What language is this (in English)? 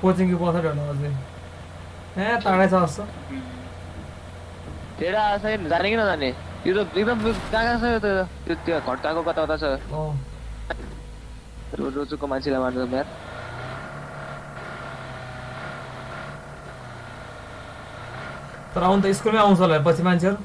English